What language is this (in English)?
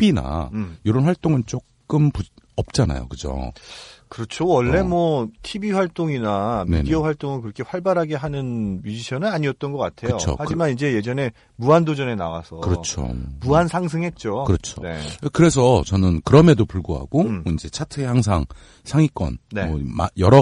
Korean